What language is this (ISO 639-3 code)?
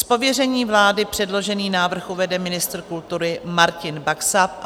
ces